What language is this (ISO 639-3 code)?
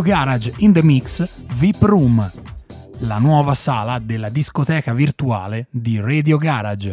ita